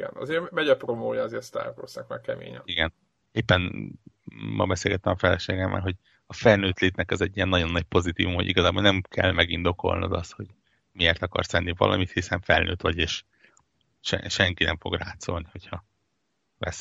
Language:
Hungarian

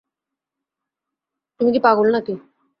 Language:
Bangla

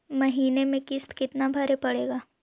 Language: Magahi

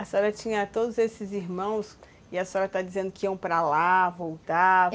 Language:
Portuguese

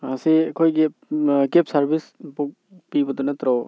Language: Manipuri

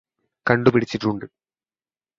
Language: Malayalam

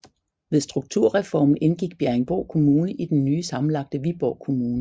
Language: Danish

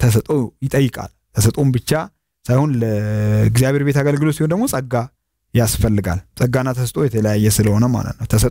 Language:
Arabic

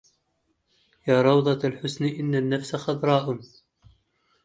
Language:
Arabic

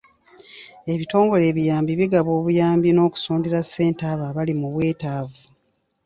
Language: Ganda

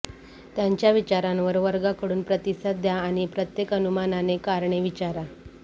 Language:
Marathi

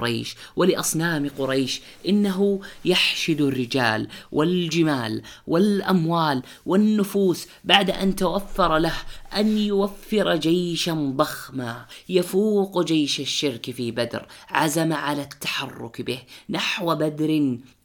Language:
Arabic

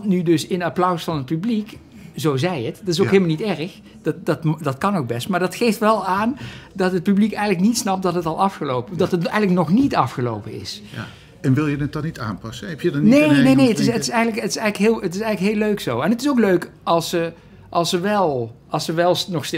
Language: Dutch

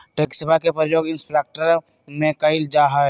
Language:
Magahi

